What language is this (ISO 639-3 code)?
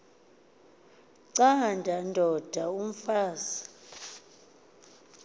xho